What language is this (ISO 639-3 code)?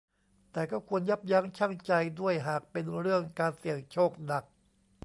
tha